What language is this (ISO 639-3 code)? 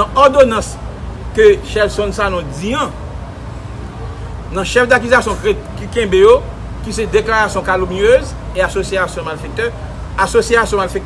fra